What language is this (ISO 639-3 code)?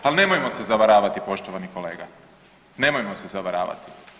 hrv